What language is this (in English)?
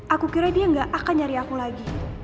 Indonesian